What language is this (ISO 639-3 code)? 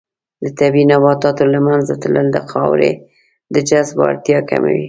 pus